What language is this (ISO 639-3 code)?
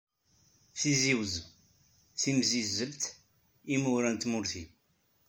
kab